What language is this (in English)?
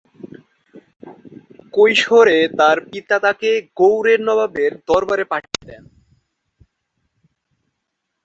Bangla